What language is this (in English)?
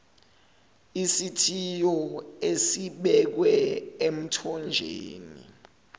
Zulu